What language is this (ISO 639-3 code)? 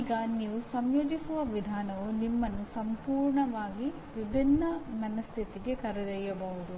kan